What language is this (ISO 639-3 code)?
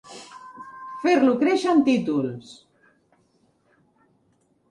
cat